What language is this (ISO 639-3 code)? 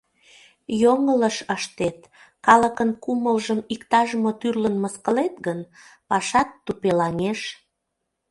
chm